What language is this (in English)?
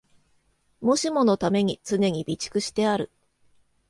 Japanese